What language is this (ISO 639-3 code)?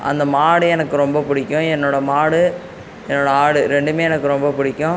tam